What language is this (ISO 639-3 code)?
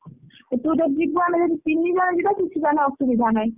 ori